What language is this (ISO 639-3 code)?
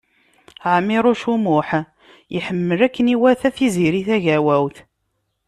kab